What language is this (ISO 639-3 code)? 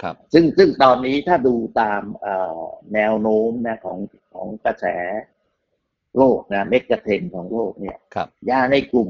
tha